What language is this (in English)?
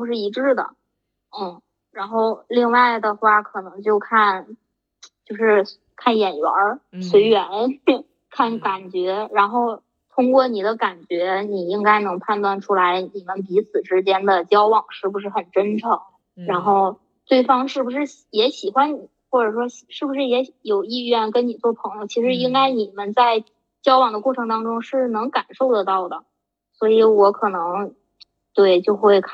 Chinese